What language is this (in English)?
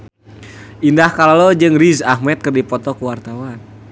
Sundanese